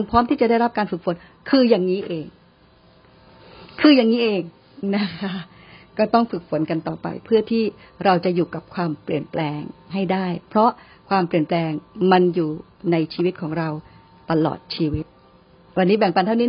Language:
Thai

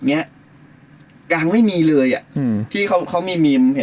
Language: Thai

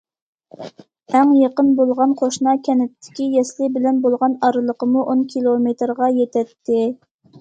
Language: Uyghur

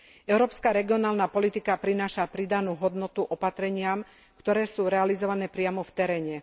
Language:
Slovak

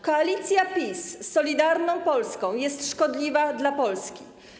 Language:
Polish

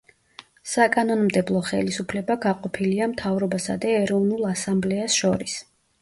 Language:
Georgian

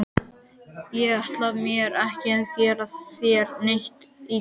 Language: Icelandic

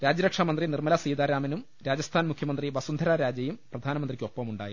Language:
Malayalam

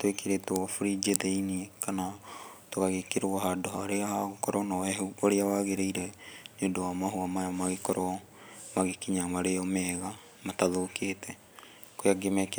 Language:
Kikuyu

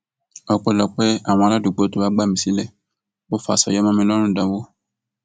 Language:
Yoruba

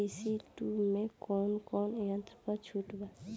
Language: Bhojpuri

